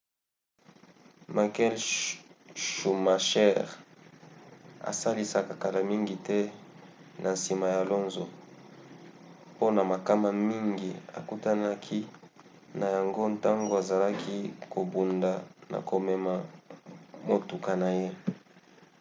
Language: Lingala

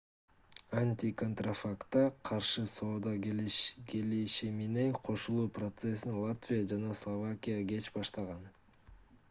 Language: Kyrgyz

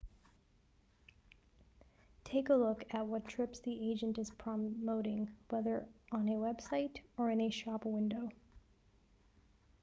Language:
English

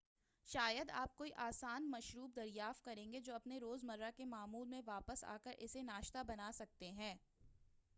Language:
Urdu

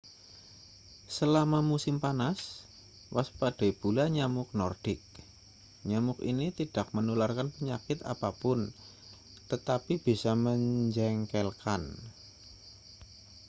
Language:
Indonesian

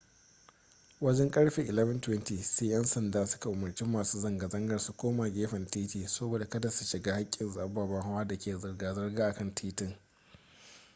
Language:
Hausa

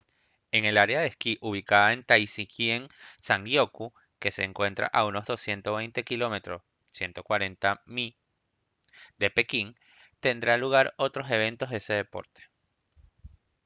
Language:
Spanish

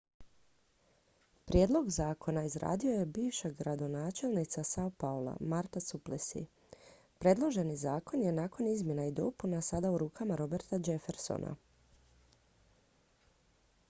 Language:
Croatian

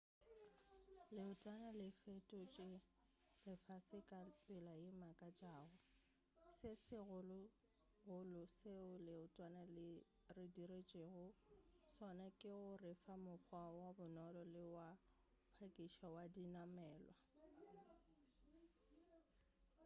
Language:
Northern Sotho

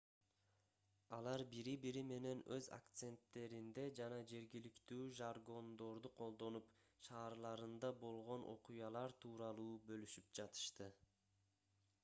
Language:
Kyrgyz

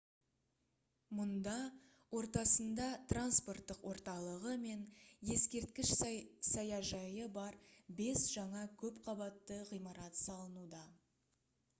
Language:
Kazakh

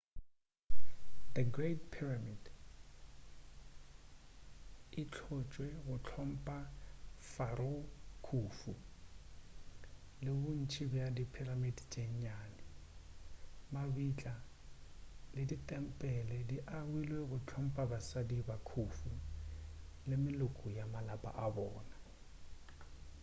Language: Northern Sotho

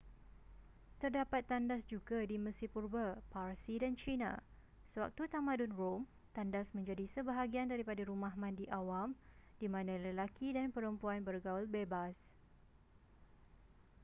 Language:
Malay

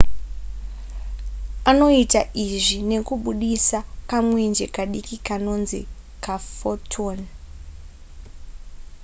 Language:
Shona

